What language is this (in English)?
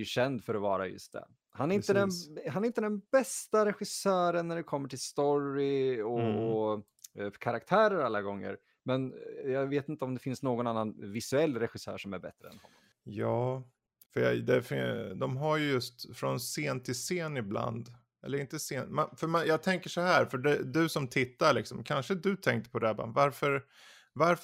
Swedish